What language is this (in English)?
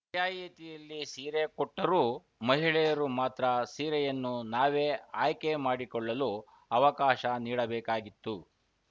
Kannada